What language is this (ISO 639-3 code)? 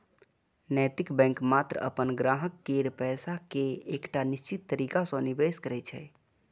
mai